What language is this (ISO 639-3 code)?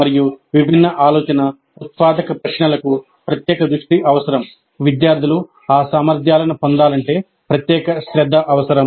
tel